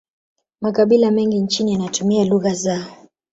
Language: Swahili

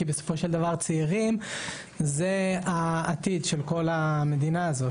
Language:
Hebrew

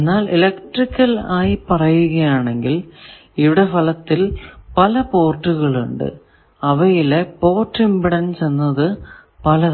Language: Malayalam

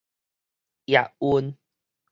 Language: Min Nan Chinese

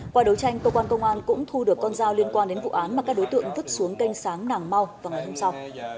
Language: Vietnamese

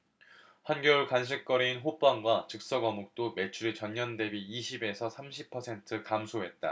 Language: Korean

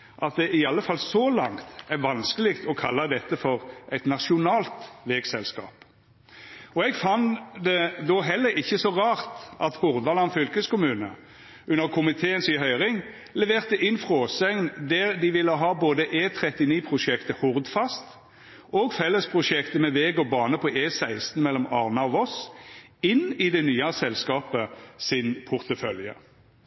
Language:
Norwegian Nynorsk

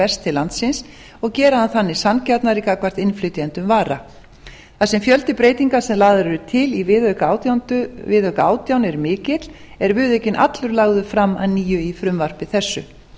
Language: Icelandic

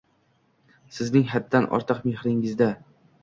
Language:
Uzbek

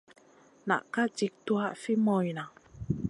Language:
Masana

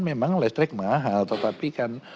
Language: Indonesian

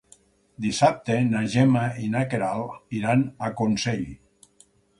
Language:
Catalan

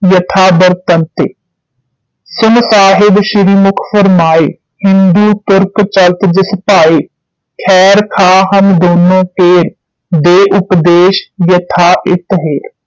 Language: Punjabi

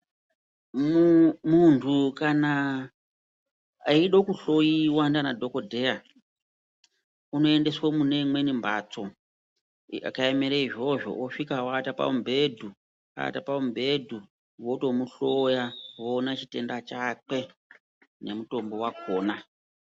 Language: Ndau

